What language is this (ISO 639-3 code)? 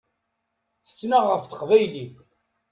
kab